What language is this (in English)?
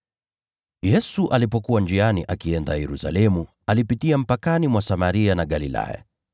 Swahili